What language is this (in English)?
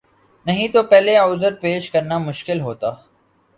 Urdu